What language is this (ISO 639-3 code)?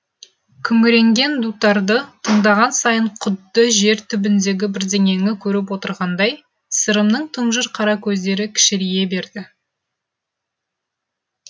kaz